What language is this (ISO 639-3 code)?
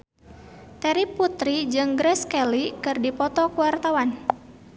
sun